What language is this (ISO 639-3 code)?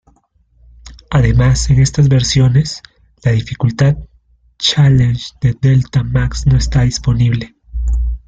spa